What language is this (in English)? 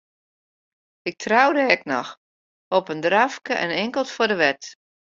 Western Frisian